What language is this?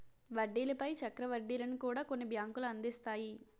Telugu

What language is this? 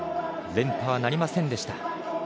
Japanese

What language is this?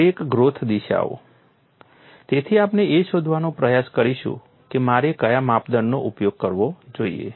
Gujarati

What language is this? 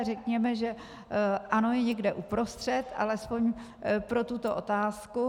Czech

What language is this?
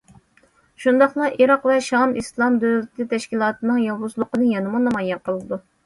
Uyghur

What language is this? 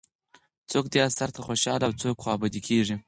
Pashto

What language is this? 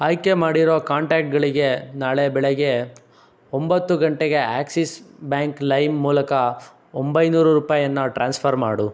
Kannada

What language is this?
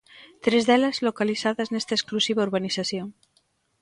Galician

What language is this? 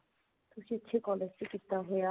Punjabi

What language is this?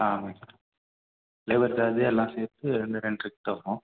Tamil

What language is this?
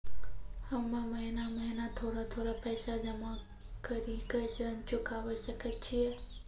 Maithili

